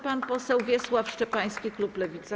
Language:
Polish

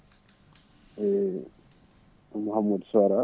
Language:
Fula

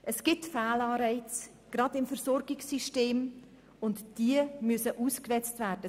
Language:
Swiss German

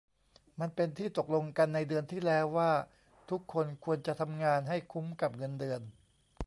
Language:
Thai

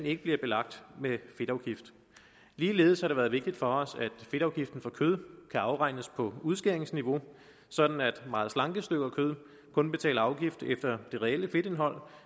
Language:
Danish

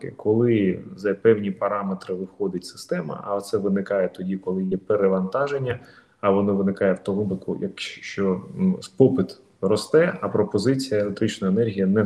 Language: Ukrainian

